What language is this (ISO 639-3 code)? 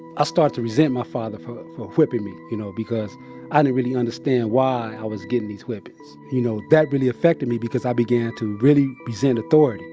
eng